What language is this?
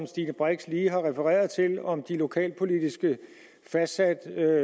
Danish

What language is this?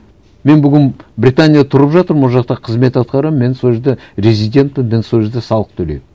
Kazakh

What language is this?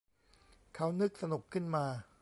Thai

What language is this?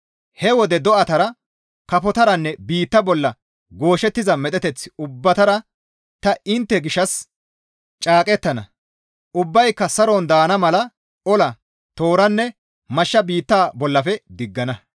Gamo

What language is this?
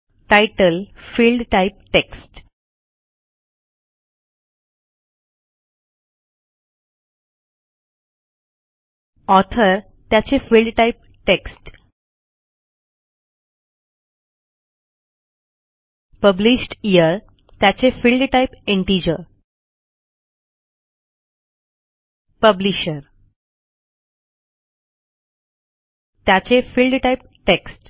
Marathi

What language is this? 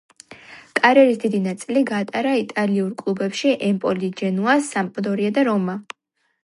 Georgian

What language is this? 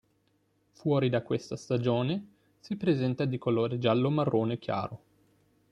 Italian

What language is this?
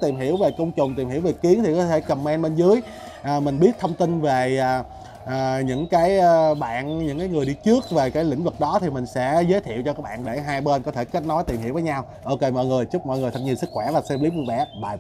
Vietnamese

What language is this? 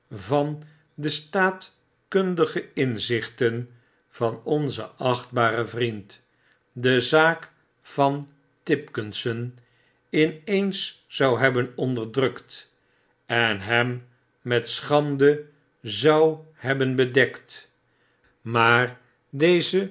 Dutch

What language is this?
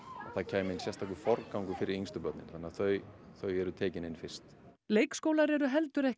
Icelandic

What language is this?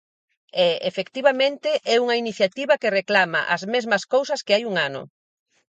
Galician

